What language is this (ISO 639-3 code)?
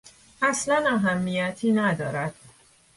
fas